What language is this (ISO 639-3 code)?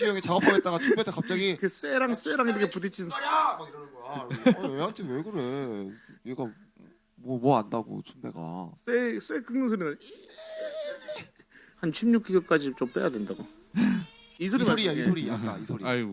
kor